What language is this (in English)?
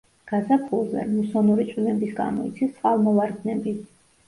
Georgian